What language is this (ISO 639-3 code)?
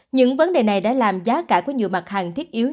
vie